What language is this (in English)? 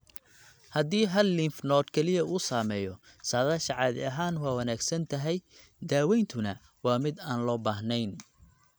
Somali